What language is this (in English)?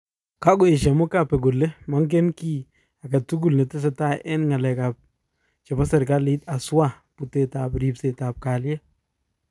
Kalenjin